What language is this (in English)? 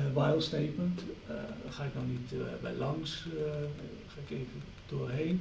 Dutch